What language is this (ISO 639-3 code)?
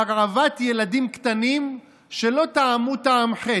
heb